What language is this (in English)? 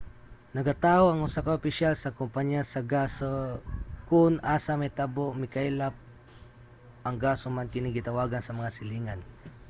Cebuano